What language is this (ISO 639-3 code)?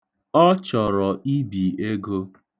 ibo